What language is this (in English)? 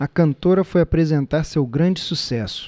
Portuguese